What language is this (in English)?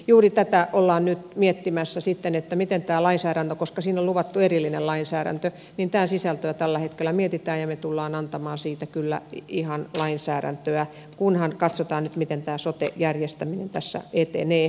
Finnish